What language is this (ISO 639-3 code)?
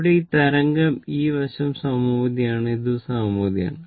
mal